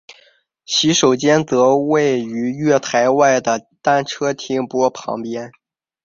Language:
Chinese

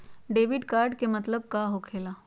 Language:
Magahi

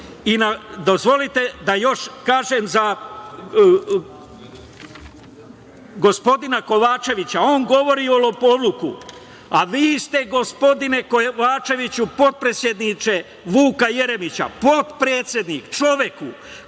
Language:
Serbian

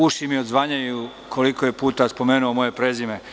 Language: Serbian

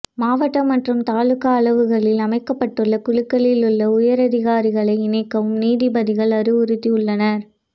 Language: Tamil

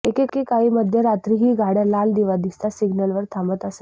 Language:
Marathi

